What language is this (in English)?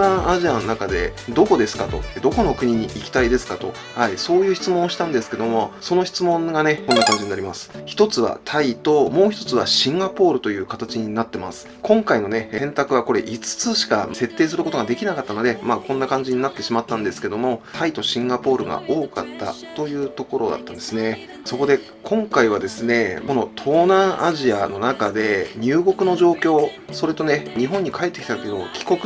Japanese